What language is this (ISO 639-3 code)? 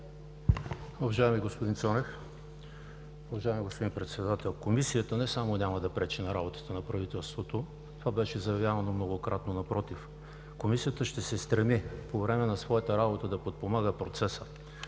bul